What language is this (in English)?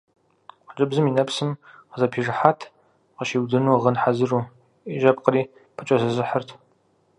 Kabardian